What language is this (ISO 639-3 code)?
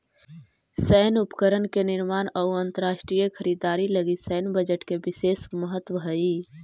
mag